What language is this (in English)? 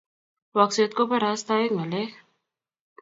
Kalenjin